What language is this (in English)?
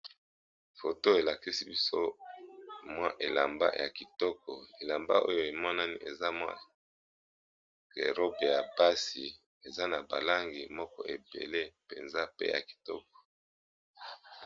Lingala